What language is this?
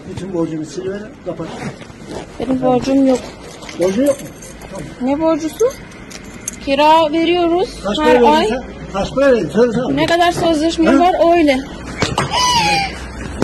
Turkish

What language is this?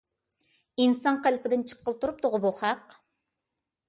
Uyghur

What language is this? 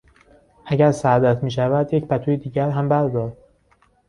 Persian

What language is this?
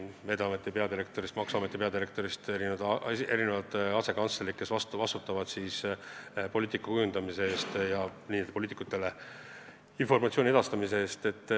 Estonian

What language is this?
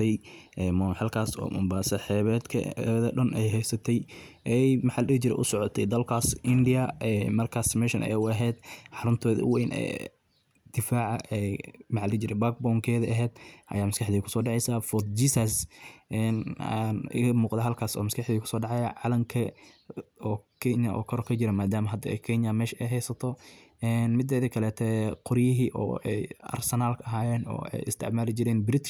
Somali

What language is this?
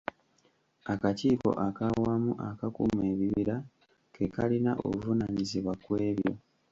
Ganda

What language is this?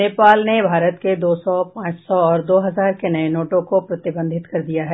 Hindi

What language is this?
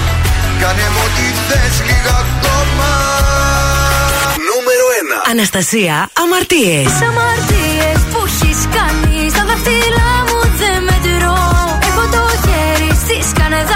Greek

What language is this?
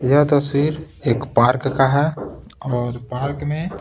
Hindi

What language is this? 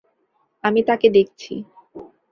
Bangla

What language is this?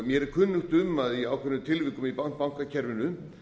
Icelandic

